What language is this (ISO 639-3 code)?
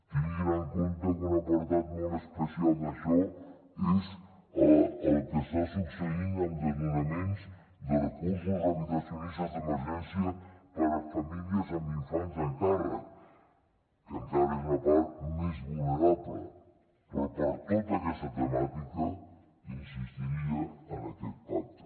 cat